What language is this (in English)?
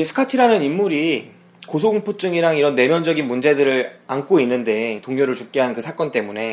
Korean